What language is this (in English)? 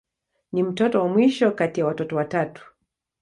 Swahili